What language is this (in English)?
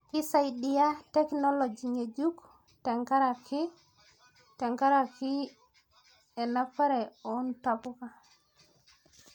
Masai